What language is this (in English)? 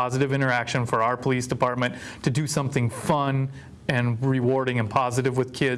English